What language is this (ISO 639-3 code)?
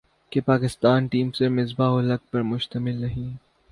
urd